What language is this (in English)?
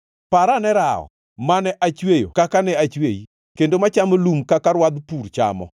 Luo (Kenya and Tanzania)